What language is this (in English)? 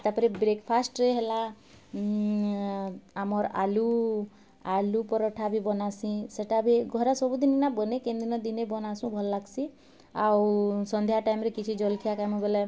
Odia